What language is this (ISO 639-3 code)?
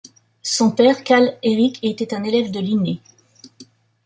fra